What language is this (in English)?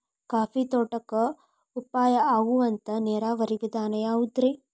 Kannada